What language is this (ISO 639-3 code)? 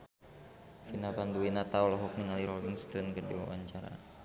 sun